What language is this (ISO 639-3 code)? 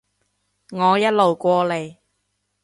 yue